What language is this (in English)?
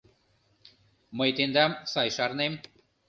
Mari